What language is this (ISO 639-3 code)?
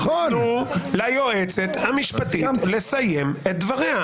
heb